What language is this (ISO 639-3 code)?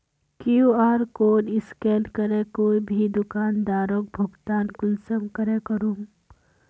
mag